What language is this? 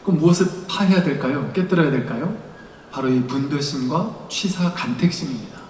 Korean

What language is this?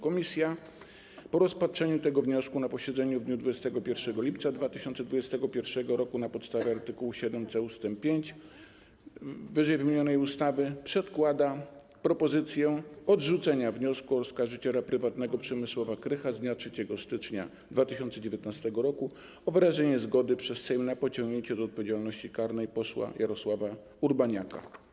Polish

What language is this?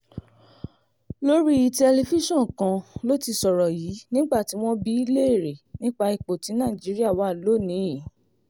Yoruba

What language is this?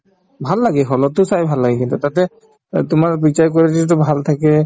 Assamese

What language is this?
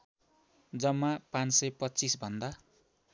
Nepali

